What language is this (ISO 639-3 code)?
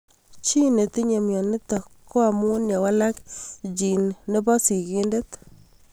kln